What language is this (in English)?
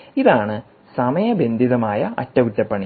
Malayalam